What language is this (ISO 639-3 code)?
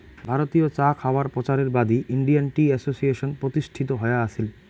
ben